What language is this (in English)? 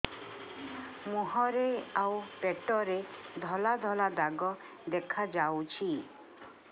Odia